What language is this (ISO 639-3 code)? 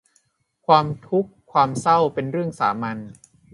tha